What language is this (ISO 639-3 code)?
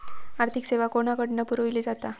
mar